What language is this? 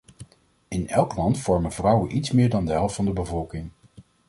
Dutch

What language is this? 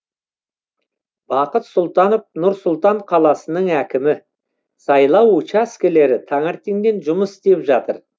Kazakh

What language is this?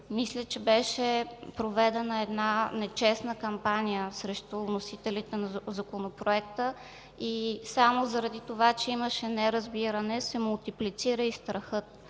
Bulgarian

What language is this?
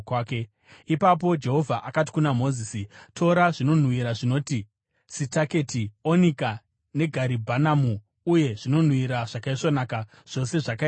Shona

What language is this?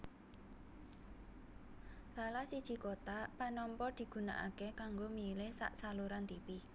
Javanese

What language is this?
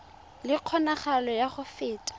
Tswana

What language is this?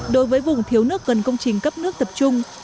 Vietnamese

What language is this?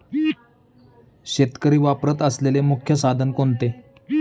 Marathi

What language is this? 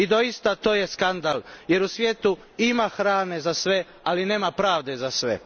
Croatian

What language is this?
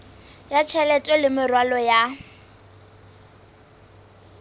Southern Sotho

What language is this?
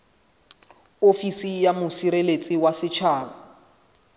Southern Sotho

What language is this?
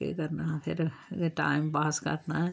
Dogri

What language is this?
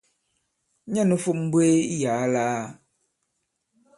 Bankon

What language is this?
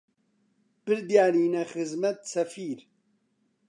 Central Kurdish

